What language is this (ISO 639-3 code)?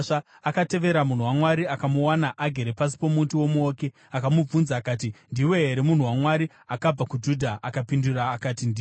sna